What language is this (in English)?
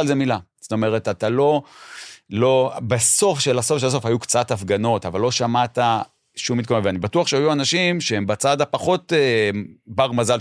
Hebrew